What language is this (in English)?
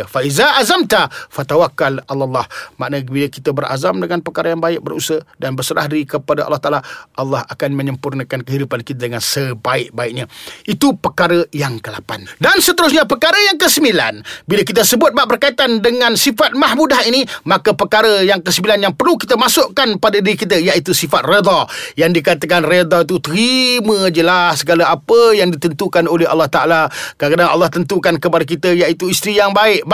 Malay